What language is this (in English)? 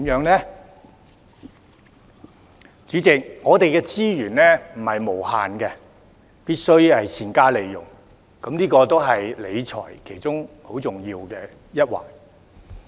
Cantonese